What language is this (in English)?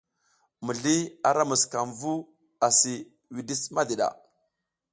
South Giziga